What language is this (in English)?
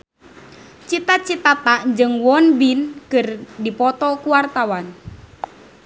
Sundanese